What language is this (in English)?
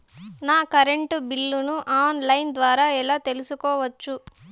Telugu